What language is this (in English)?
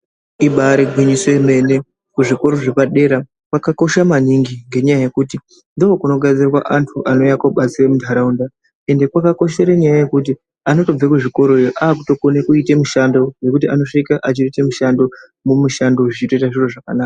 Ndau